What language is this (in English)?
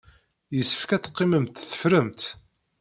Kabyle